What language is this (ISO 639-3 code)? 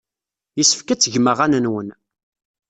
kab